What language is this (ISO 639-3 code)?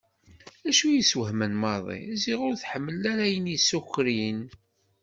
kab